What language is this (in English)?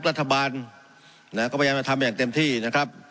Thai